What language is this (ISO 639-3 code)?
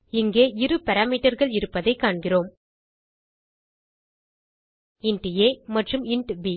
tam